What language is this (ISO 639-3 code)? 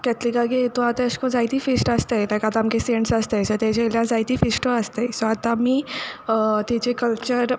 kok